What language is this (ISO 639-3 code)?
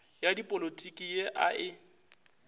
nso